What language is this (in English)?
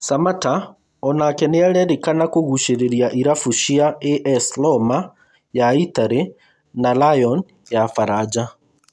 Kikuyu